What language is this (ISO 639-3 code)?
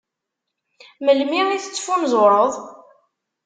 kab